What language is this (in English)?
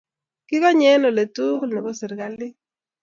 Kalenjin